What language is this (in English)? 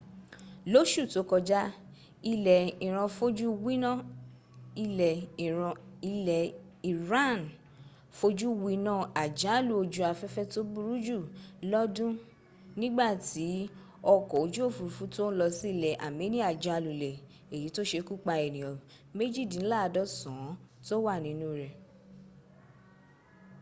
Yoruba